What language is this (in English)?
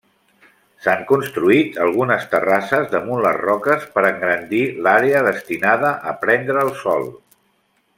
Catalan